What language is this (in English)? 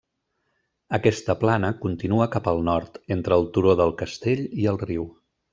Catalan